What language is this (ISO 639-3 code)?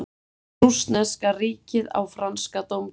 isl